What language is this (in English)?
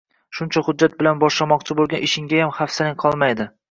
Uzbek